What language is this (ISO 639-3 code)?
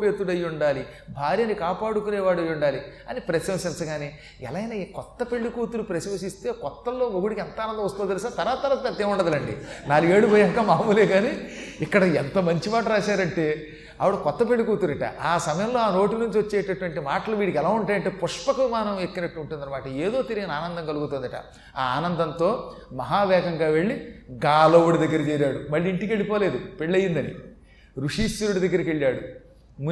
tel